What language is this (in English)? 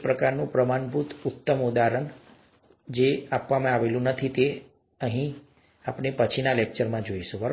Gujarati